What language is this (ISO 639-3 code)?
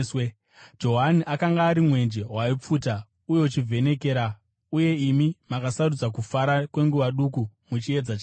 sna